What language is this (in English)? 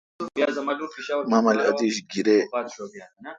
Kalkoti